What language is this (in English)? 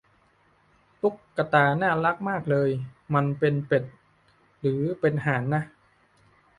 Thai